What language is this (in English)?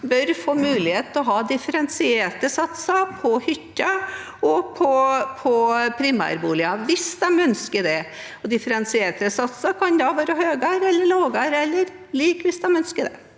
Norwegian